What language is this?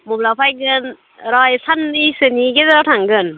Bodo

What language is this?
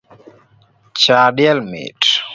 Luo (Kenya and Tanzania)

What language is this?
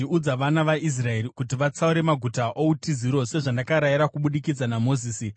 Shona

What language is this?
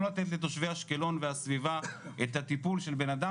Hebrew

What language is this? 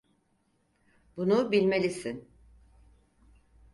Turkish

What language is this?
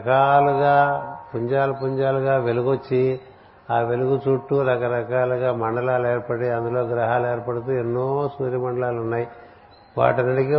Telugu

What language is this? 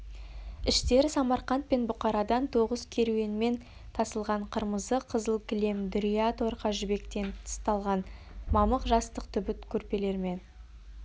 Kazakh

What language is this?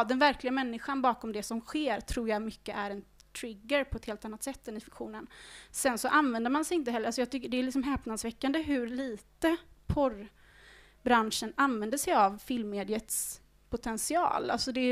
Swedish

